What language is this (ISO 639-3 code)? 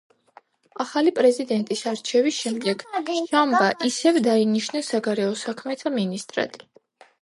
kat